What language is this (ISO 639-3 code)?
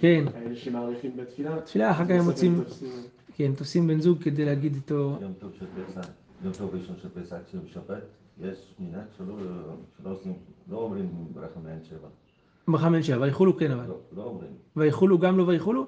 heb